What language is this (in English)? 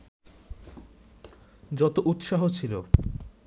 Bangla